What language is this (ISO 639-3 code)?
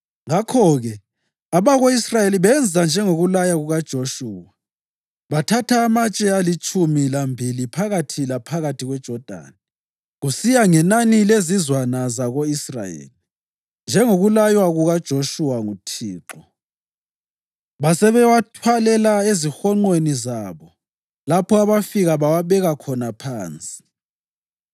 nde